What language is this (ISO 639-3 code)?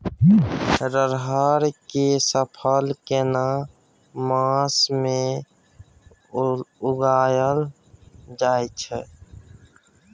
mai